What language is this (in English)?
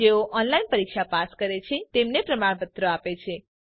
Gujarati